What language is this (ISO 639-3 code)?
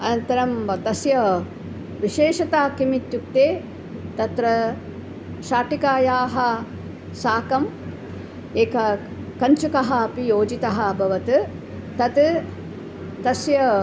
san